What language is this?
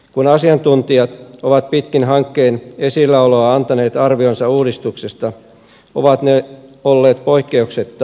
Finnish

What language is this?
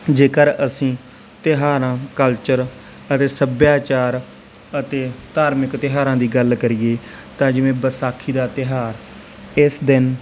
Punjabi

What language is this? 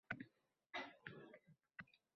Uzbek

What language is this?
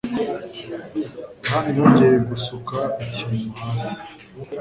Kinyarwanda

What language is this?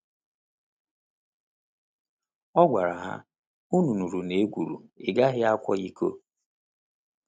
Igbo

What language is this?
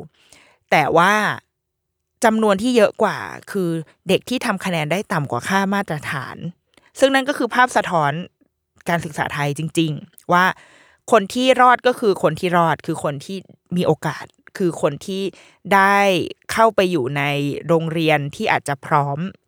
Thai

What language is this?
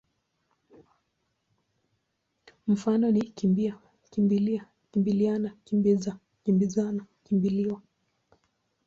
Swahili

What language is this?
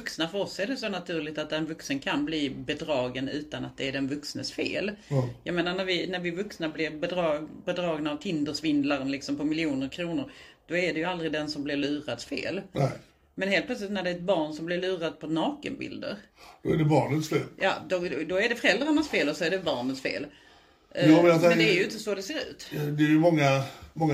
Swedish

